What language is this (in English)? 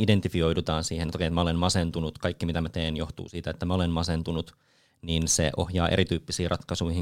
Finnish